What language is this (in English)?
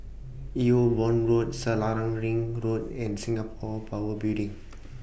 English